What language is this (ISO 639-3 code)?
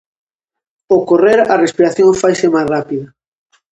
glg